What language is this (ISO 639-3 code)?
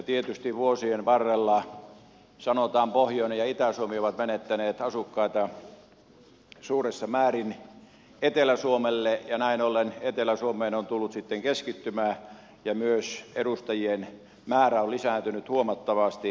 fin